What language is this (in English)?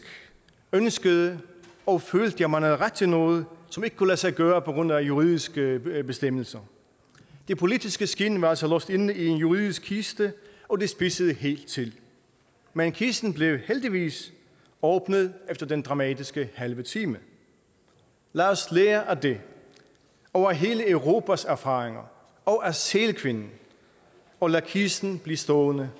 Danish